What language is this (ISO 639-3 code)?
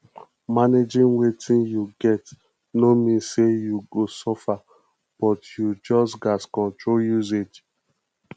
pcm